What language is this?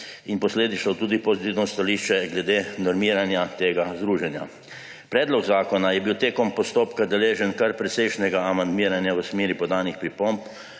Slovenian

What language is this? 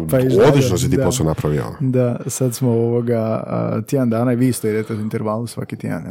Croatian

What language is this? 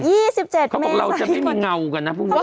Thai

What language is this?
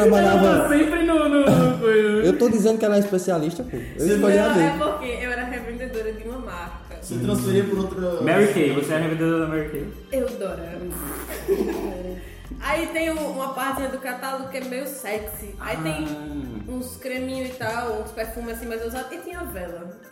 Portuguese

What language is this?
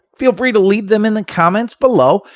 English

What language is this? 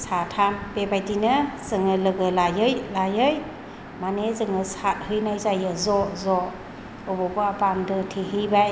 Bodo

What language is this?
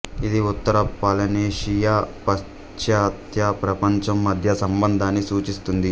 Telugu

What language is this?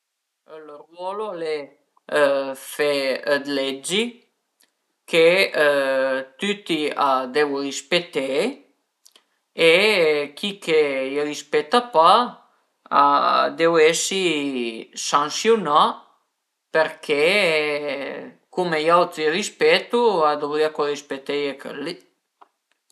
Piedmontese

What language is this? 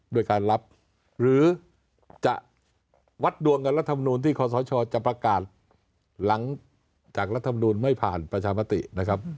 Thai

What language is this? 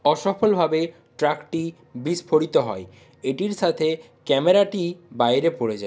Bangla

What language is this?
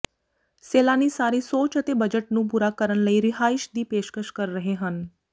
Punjabi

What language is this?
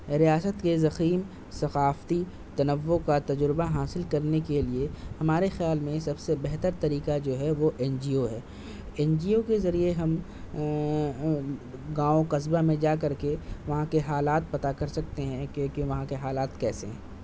Urdu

